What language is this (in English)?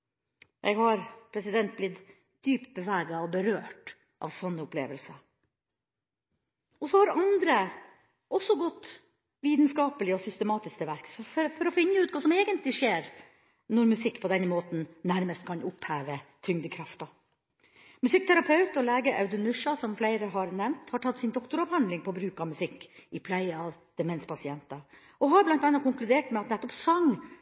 Norwegian Bokmål